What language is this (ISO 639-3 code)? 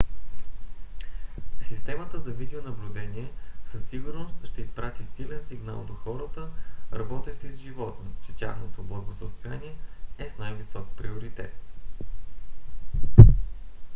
bul